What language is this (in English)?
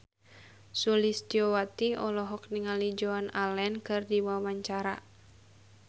Sundanese